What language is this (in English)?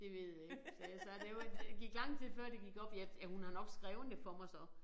Danish